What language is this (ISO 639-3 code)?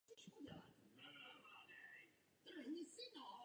ces